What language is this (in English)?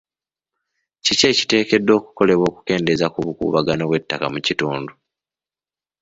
Ganda